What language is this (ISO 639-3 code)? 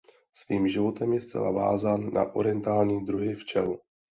ces